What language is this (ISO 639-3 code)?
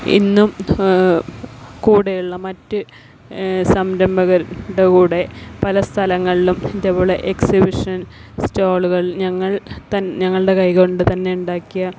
mal